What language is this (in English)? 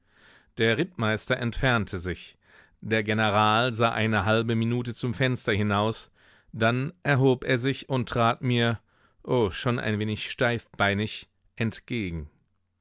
German